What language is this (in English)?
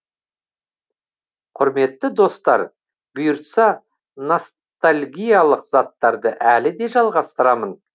Kazakh